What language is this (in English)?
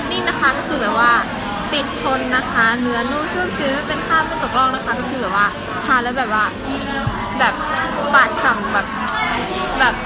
Thai